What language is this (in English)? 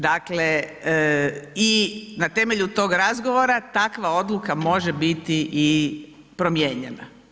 Croatian